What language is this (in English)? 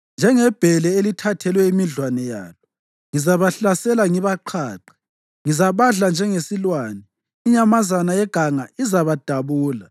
North Ndebele